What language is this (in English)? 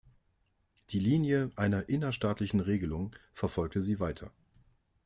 German